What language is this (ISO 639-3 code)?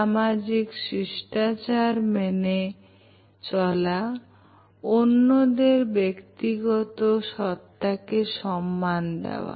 ben